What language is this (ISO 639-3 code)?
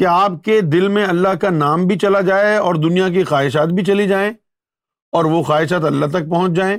urd